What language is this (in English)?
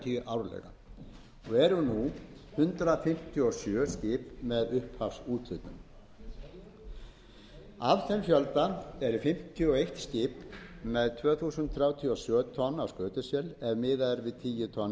Icelandic